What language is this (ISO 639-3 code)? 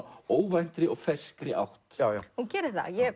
isl